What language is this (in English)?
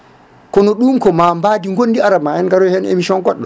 Fula